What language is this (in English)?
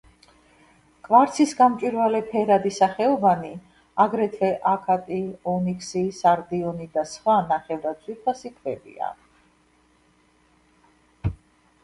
Georgian